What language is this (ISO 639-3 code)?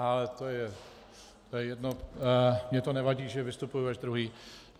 ces